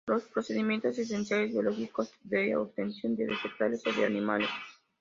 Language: Spanish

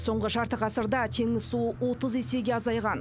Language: Kazakh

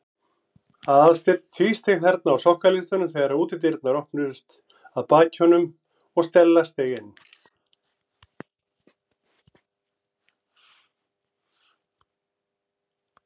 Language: Icelandic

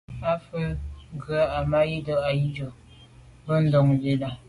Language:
Medumba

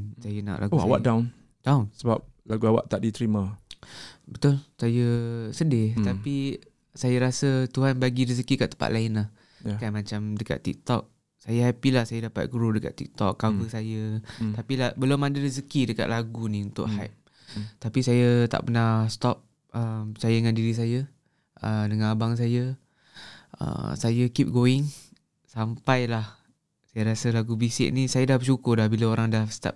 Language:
Malay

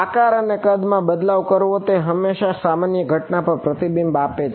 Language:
Gujarati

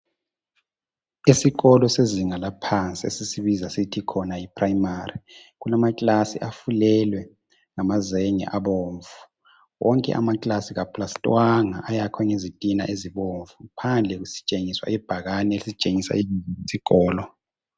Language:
North Ndebele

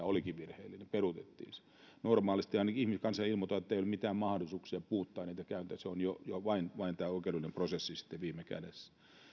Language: Finnish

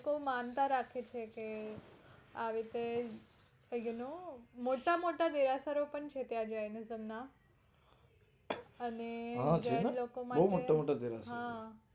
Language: Gujarati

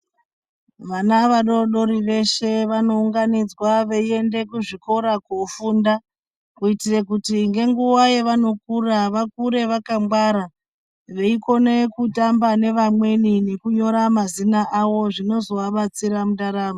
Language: Ndau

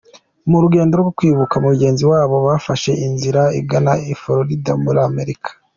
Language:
Kinyarwanda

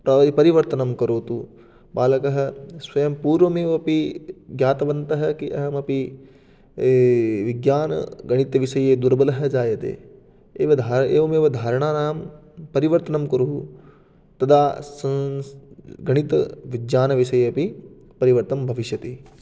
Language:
Sanskrit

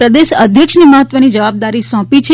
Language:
Gujarati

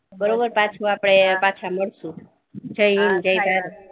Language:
Gujarati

